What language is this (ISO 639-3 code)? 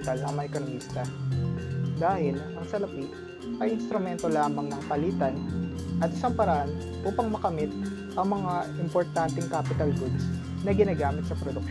fil